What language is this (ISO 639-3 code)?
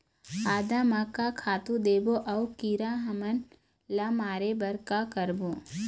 hne